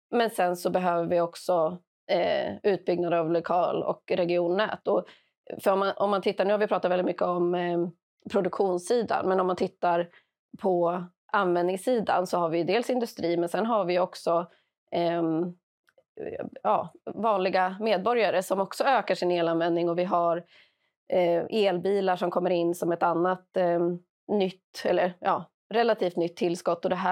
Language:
Swedish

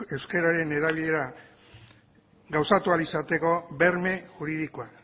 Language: Basque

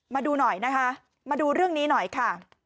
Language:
Thai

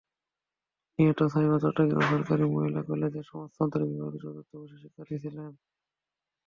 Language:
Bangla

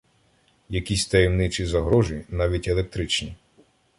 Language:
Ukrainian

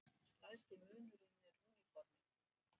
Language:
Icelandic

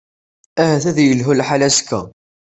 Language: Kabyle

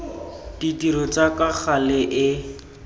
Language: Tswana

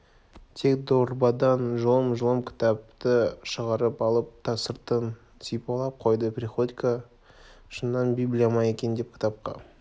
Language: Kazakh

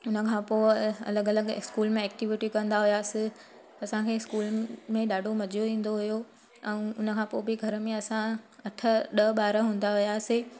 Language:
Sindhi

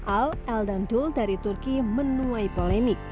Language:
Indonesian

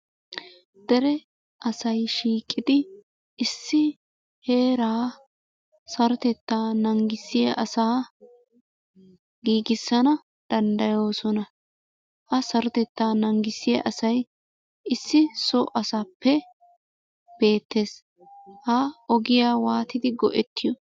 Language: Wolaytta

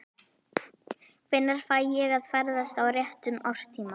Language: Icelandic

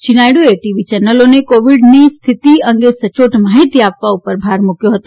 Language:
Gujarati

